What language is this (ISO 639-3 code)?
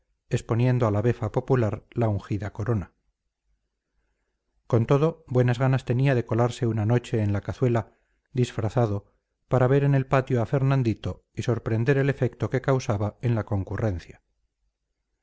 spa